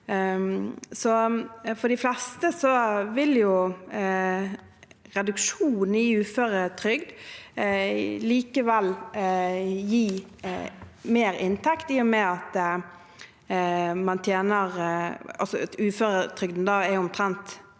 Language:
Norwegian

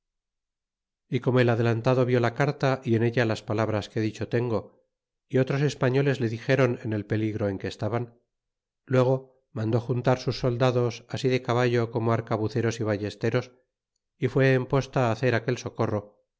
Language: Spanish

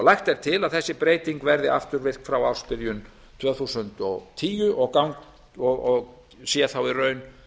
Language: Icelandic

